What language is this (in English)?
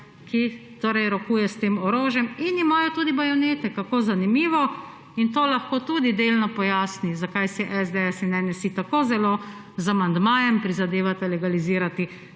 Slovenian